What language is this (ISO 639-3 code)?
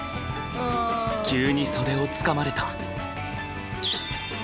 jpn